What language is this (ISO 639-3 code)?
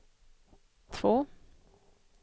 swe